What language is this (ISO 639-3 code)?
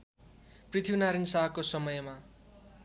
nep